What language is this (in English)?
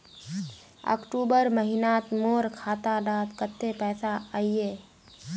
Magahi